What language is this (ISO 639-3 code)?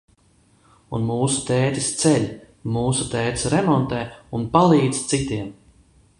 lav